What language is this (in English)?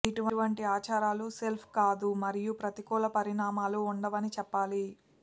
Telugu